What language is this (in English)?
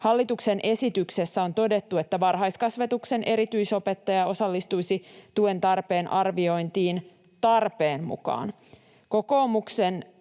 Finnish